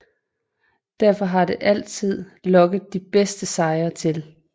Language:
Danish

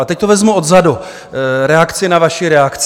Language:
Czech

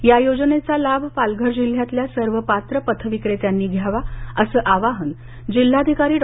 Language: Marathi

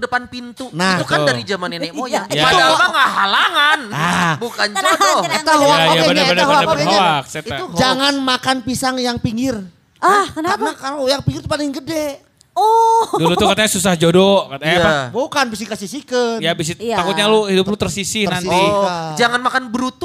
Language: Indonesian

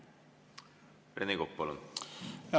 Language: Estonian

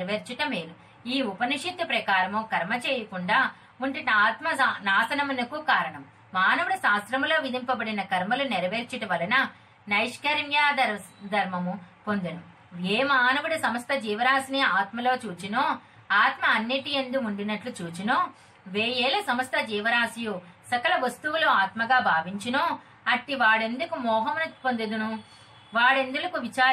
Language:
Telugu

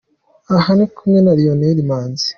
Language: Kinyarwanda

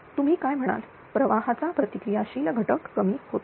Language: Marathi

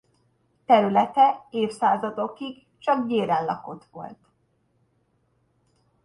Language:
Hungarian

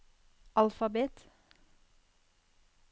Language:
Norwegian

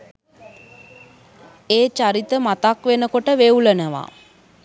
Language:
Sinhala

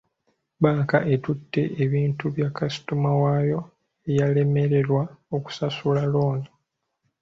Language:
Ganda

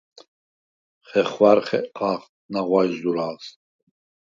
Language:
Svan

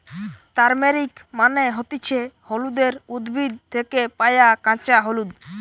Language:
Bangla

